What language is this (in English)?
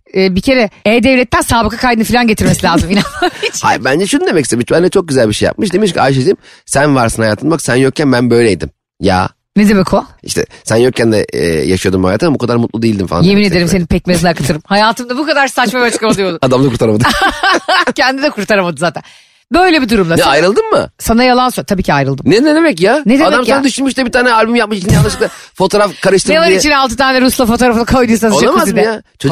Turkish